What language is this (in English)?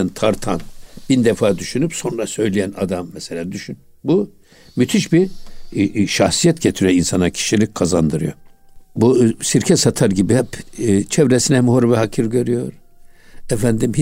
Turkish